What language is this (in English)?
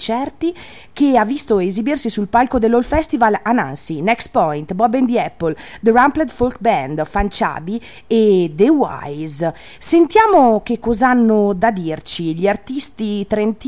Italian